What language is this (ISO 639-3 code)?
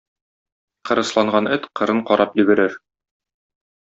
tat